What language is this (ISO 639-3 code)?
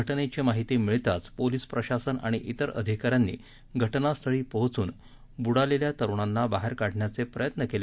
mar